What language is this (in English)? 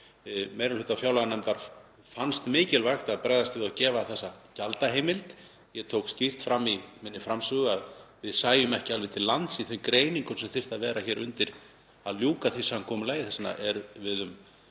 Icelandic